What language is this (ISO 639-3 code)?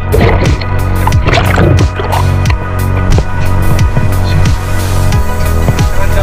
ind